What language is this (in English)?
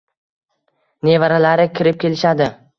Uzbek